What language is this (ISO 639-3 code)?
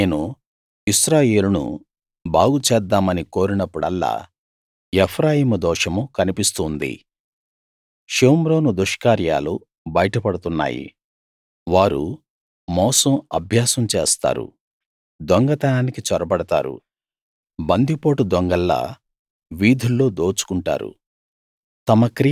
tel